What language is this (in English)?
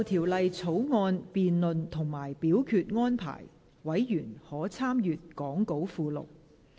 Cantonese